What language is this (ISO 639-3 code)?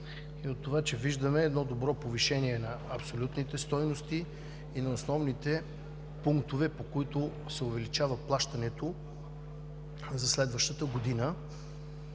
bul